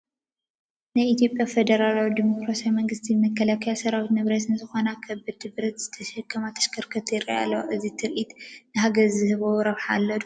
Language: Tigrinya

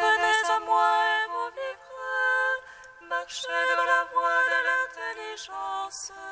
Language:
French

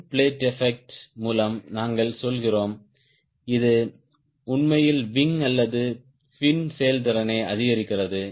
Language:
Tamil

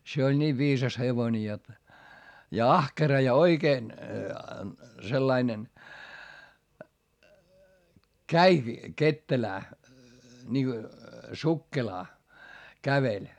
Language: Finnish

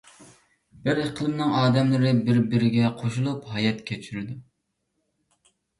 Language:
Uyghur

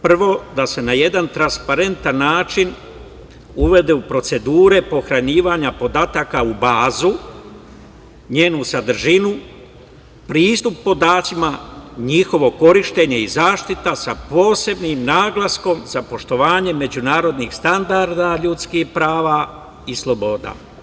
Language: Serbian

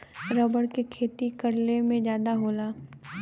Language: Bhojpuri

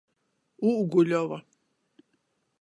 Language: Latgalian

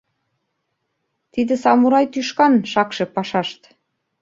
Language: Mari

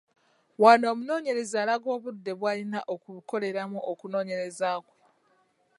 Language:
Ganda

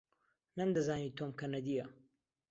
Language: Central Kurdish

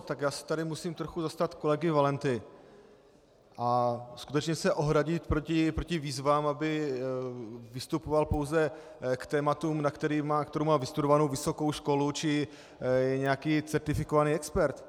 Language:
Czech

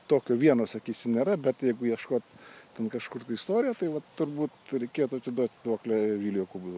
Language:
Lithuanian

